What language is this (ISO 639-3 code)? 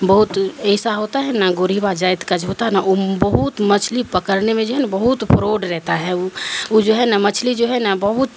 urd